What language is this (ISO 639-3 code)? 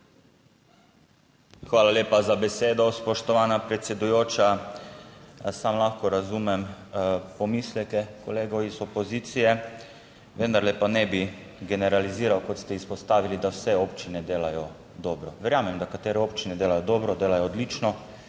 slv